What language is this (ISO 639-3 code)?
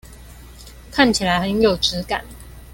zho